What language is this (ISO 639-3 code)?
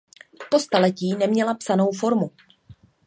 ces